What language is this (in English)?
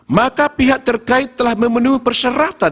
Indonesian